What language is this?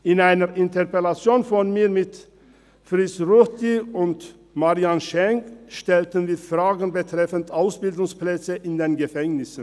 Swiss German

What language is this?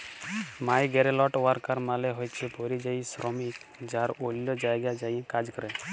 Bangla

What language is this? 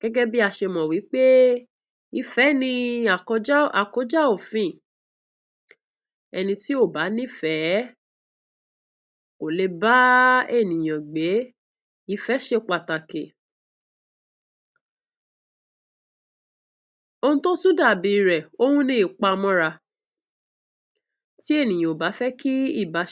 Yoruba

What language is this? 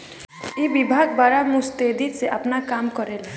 Bhojpuri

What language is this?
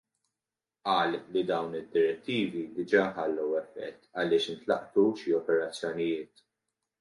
Maltese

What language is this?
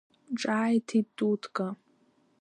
Abkhazian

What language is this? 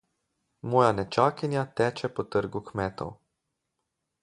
Slovenian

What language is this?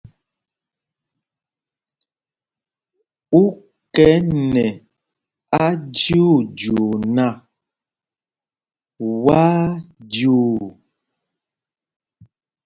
Mpumpong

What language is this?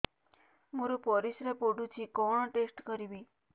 Odia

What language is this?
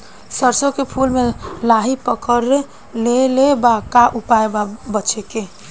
Bhojpuri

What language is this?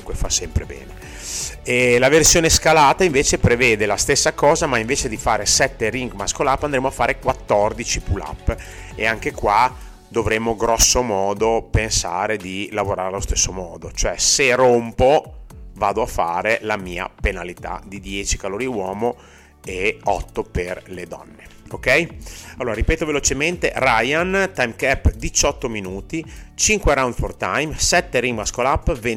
Italian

